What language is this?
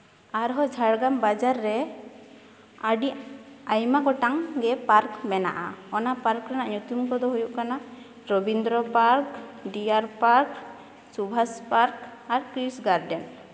Santali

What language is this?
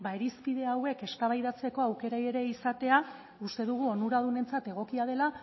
Basque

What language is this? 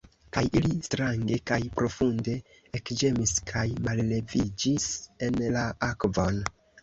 Esperanto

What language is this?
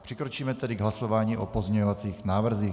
Czech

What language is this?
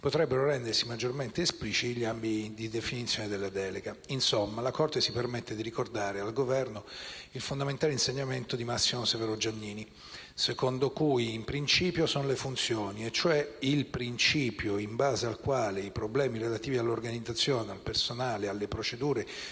Italian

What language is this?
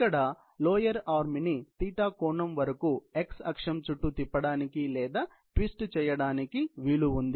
Telugu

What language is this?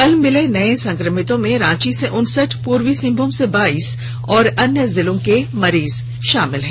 Hindi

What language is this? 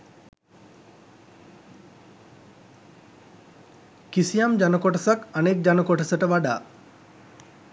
Sinhala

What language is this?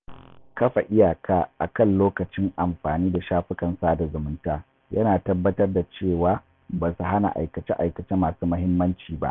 Hausa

